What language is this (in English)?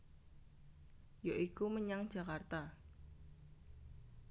Javanese